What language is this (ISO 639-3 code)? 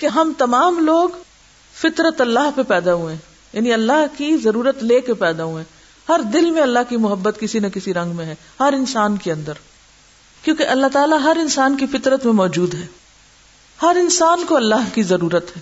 urd